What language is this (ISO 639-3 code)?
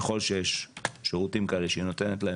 heb